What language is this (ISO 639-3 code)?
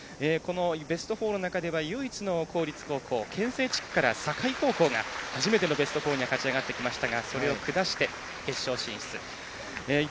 jpn